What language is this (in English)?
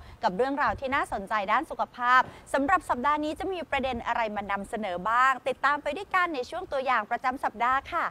Thai